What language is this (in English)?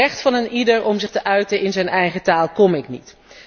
Dutch